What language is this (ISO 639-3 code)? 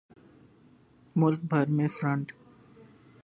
urd